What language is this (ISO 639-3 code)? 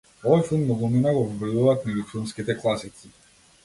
mkd